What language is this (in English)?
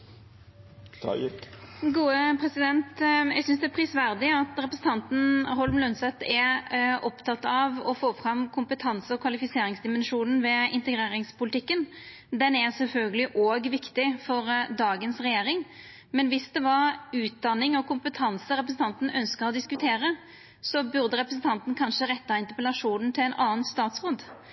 Norwegian Nynorsk